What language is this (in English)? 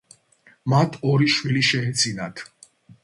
Georgian